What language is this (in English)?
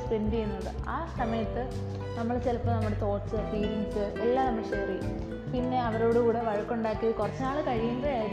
Malayalam